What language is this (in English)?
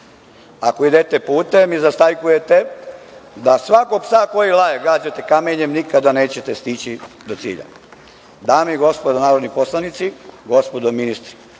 Serbian